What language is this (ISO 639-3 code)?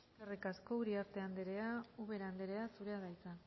eus